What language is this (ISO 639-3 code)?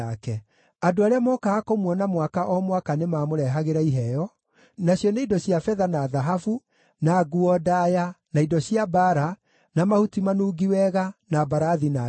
kik